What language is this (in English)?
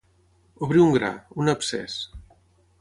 Catalan